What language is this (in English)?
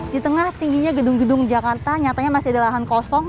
Indonesian